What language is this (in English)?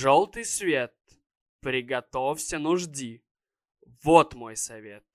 Russian